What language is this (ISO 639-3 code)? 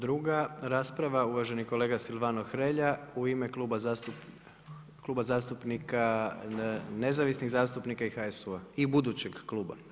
hrv